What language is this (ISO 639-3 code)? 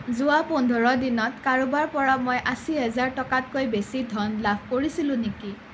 asm